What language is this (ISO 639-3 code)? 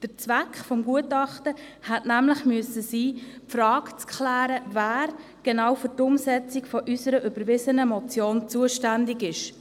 gsw